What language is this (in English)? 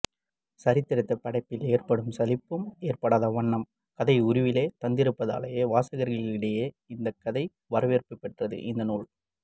Tamil